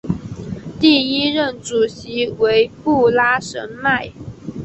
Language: Chinese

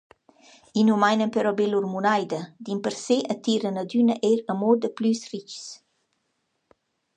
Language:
Romansh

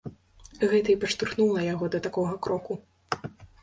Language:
Belarusian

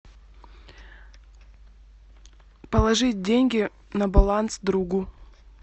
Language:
Russian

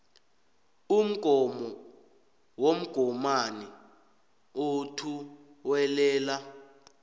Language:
South Ndebele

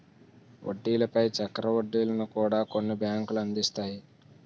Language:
Telugu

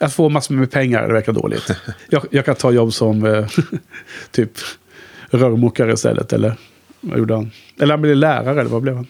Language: Swedish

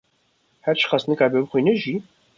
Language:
Kurdish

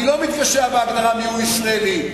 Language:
Hebrew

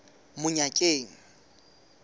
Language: Southern Sotho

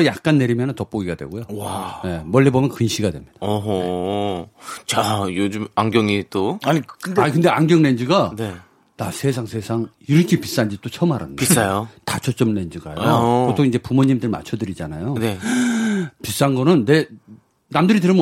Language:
Korean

